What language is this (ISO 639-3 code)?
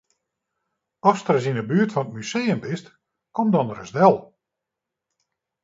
fry